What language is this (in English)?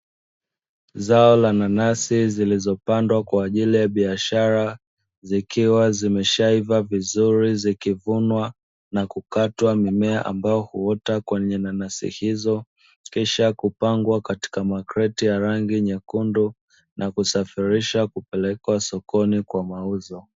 Swahili